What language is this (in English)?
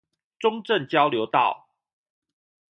Chinese